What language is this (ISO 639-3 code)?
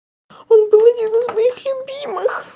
rus